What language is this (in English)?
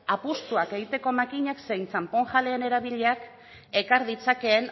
Basque